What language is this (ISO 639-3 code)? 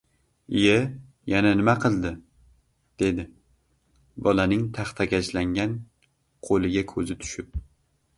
uzb